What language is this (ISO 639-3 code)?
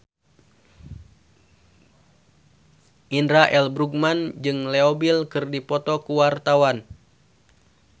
sun